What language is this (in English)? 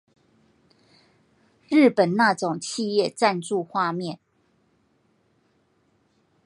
Chinese